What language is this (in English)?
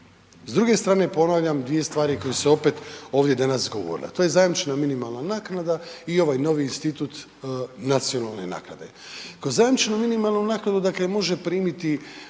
Croatian